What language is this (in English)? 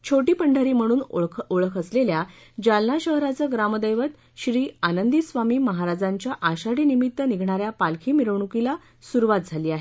Marathi